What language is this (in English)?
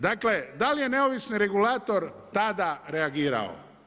Croatian